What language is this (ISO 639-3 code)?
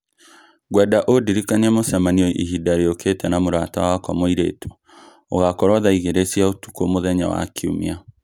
kik